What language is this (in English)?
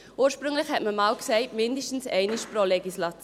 Swiss German